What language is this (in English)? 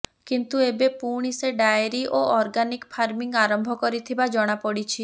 Odia